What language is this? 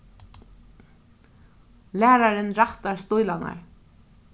Faroese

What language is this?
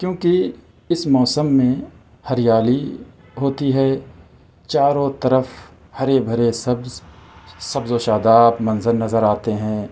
Urdu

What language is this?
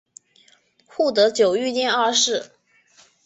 Chinese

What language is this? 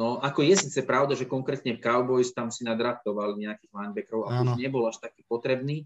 Slovak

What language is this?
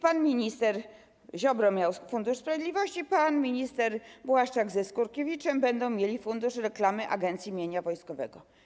Polish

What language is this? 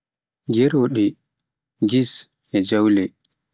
Pular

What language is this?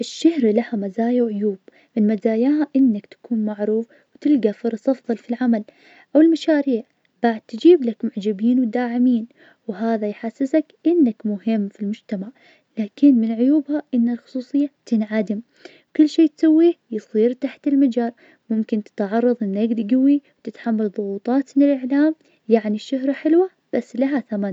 Najdi Arabic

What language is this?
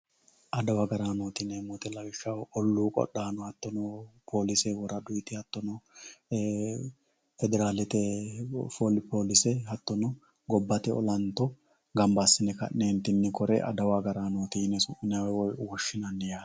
Sidamo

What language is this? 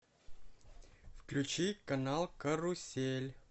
Russian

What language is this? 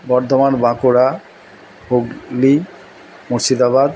Bangla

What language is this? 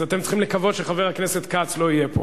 Hebrew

